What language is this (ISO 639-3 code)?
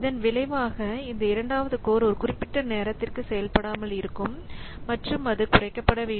tam